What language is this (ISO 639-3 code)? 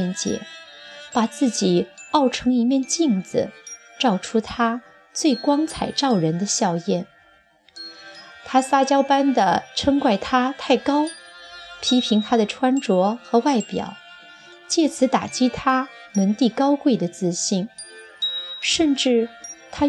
zho